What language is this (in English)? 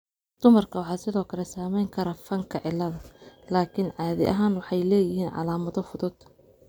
Somali